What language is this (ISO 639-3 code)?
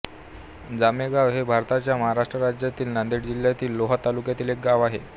mar